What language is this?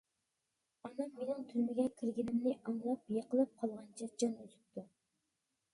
Uyghur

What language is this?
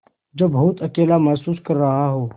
Hindi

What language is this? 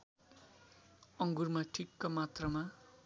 Nepali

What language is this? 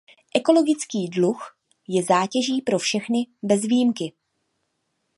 Czech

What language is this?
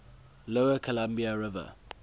English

